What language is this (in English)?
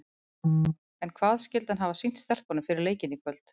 Icelandic